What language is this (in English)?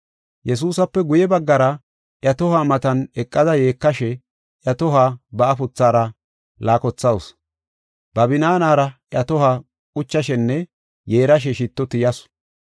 Gofa